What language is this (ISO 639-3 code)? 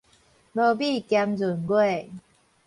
nan